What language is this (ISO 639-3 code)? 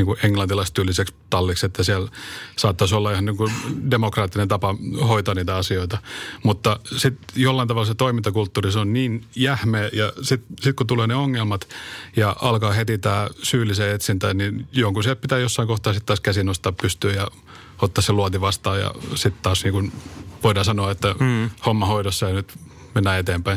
fin